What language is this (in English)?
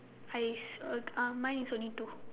English